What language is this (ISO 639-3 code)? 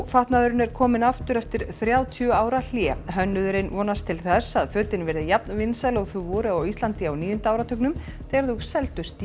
isl